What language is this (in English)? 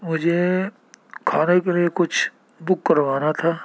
Urdu